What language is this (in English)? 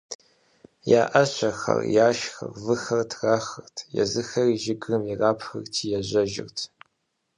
Kabardian